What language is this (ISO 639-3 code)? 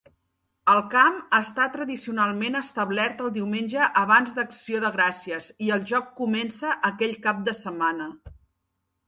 cat